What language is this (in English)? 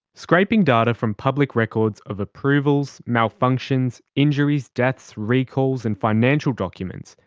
English